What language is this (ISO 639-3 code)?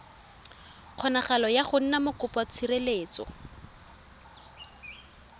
tsn